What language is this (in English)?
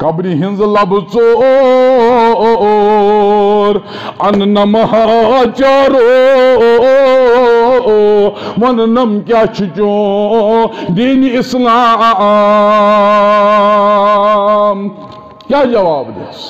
Arabic